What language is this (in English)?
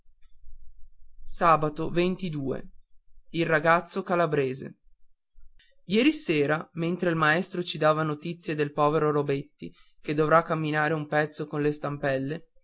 Italian